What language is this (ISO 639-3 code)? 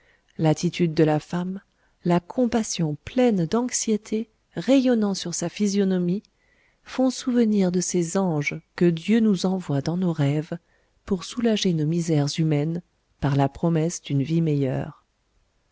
fra